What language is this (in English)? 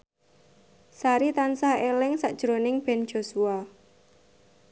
Javanese